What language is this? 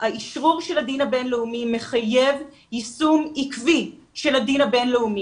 Hebrew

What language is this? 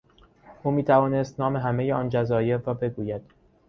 Persian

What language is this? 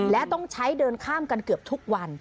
Thai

